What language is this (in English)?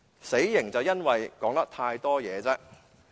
Cantonese